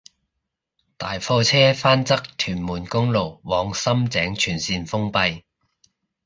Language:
Cantonese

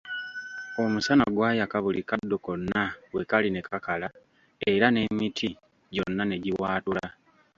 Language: Ganda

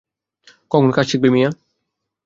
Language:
Bangla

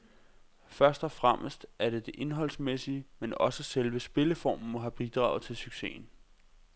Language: Danish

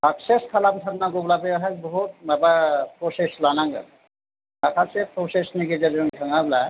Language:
Bodo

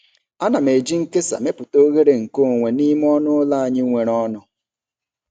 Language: Igbo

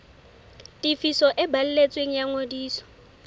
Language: Southern Sotho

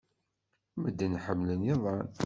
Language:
Kabyle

